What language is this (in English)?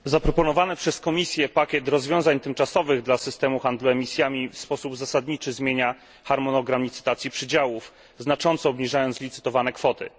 Polish